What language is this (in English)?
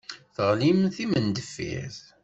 Kabyle